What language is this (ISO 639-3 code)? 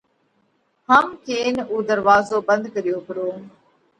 kvx